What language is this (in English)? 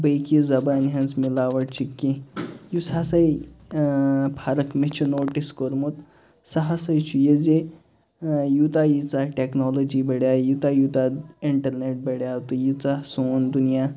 Kashmiri